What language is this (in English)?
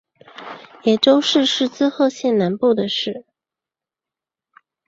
Chinese